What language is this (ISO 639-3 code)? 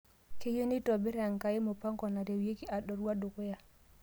mas